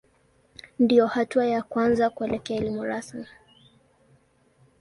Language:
Swahili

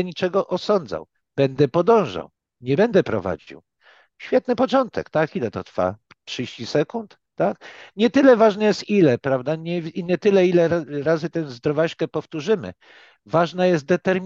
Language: Polish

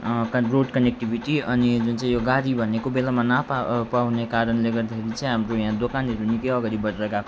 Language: Nepali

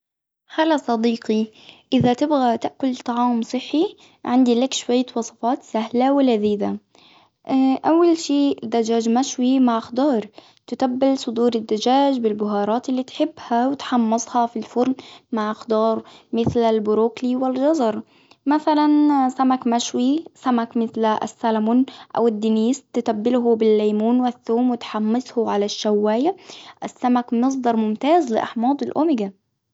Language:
Hijazi Arabic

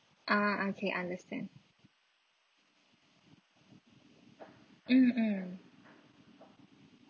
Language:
English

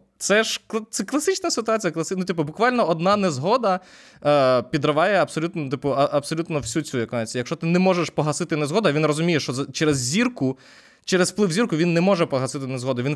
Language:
Ukrainian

